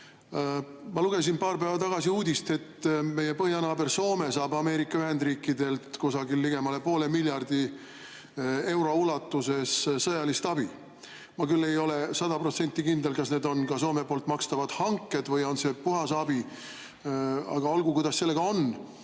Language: Estonian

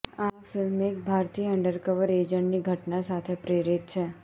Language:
Gujarati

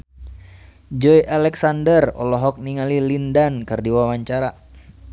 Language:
Sundanese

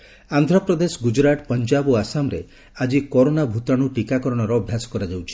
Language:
Odia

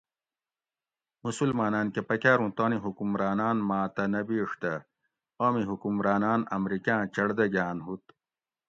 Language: Gawri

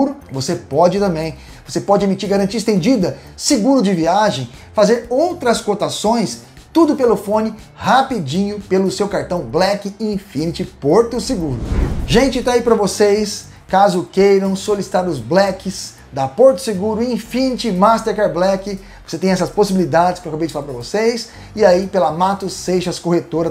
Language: Portuguese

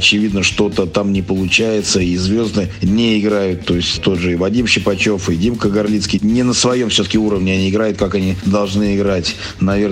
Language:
Russian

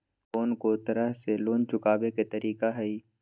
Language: Magahi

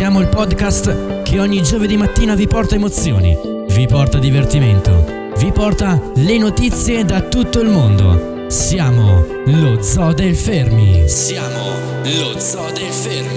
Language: Italian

